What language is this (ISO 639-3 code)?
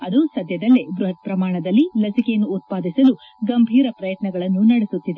kan